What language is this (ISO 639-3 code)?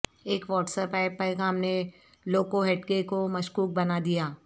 urd